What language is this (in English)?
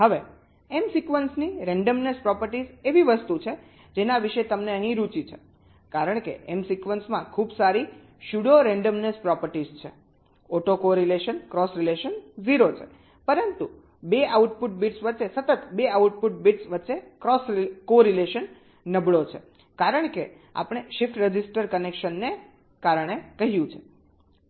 Gujarati